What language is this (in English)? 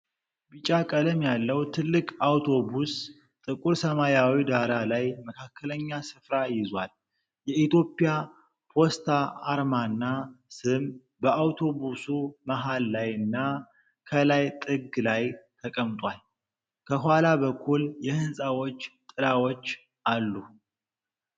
Amharic